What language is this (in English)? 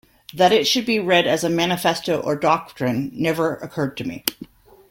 English